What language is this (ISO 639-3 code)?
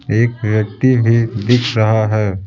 hin